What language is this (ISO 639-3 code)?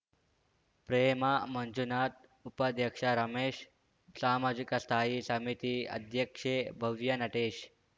kan